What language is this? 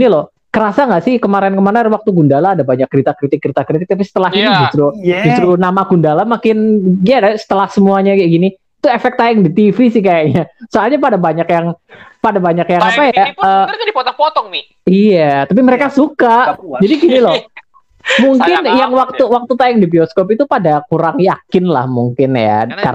Indonesian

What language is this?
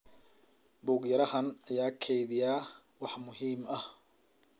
Somali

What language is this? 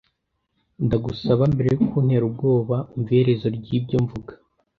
Kinyarwanda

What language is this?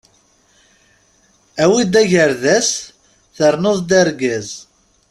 Kabyle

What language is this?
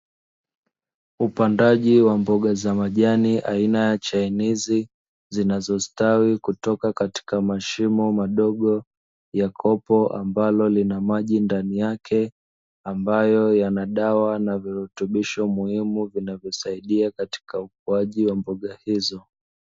Swahili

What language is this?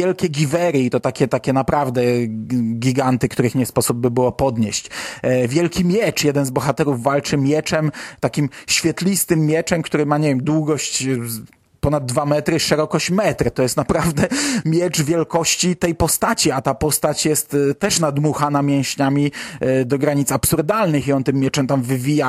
Polish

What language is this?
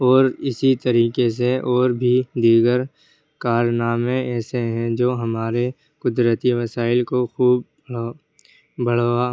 Urdu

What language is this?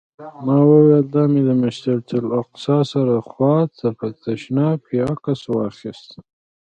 Pashto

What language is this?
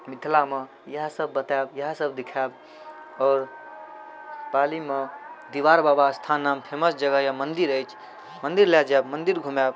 Maithili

